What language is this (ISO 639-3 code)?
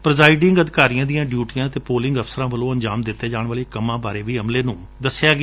pan